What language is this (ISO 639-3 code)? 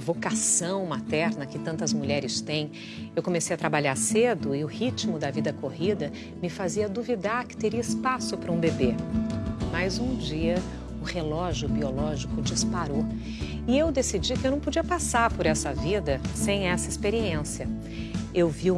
por